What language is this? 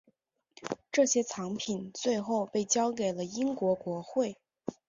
Chinese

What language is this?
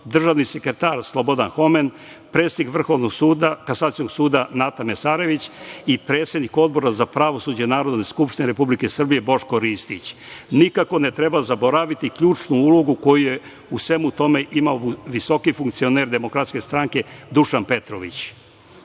Serbian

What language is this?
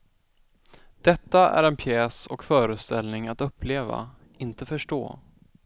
Swedish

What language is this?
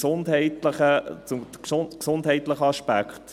Swiss German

